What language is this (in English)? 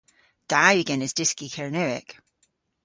Cornish